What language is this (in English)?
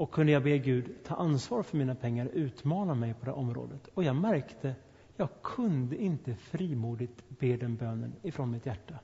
Swedish